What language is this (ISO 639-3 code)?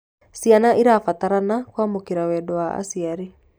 kik